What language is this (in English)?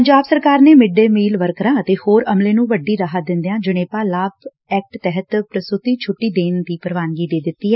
Punjabi